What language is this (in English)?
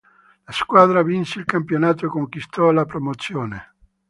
Italian